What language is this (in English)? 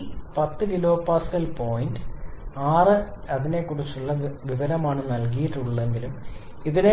Malayalam